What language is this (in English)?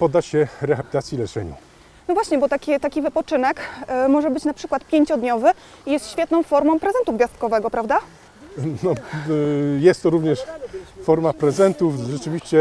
Polish